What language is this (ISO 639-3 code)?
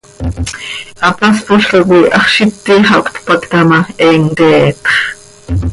sei